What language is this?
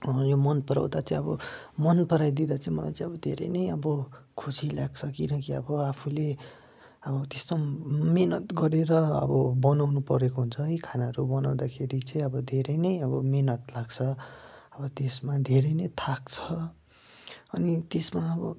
Nepali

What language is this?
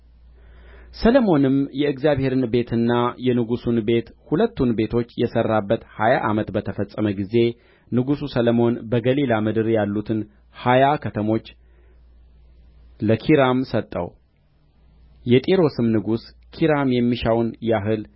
Amharic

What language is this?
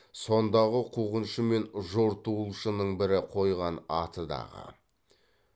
Kazakh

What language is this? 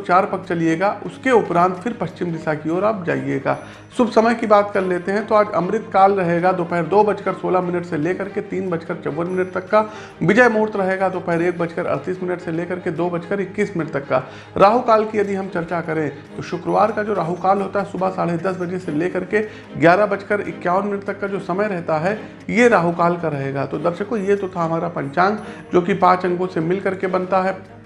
Hindi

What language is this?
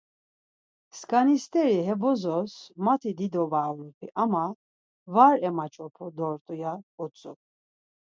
Laz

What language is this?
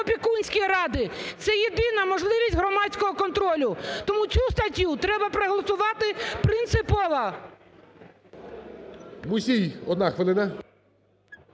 Ukrainian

